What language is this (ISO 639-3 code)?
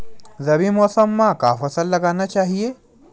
hne